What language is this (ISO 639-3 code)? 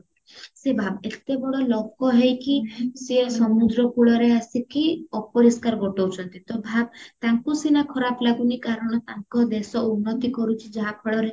ori